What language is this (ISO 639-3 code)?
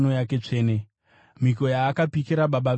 sna